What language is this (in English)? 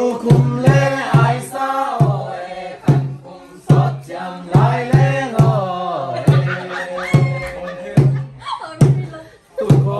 Thai